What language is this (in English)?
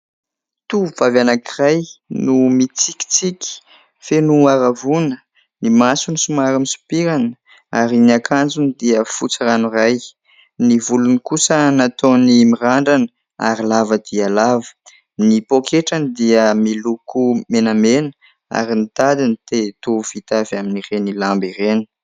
Malagasy